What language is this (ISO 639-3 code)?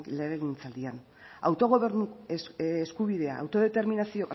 eus